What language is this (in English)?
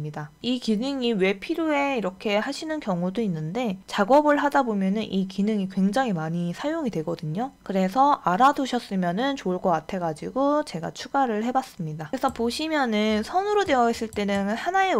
Korean